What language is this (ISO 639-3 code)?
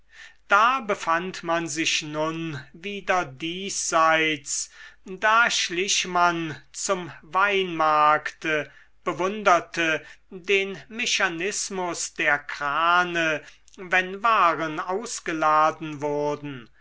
deu